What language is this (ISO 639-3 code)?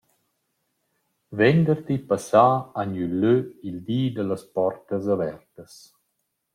roh